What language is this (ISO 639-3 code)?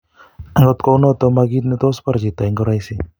kln